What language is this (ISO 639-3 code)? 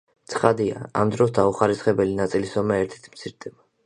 kat